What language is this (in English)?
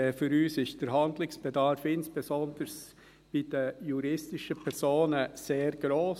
Swiss German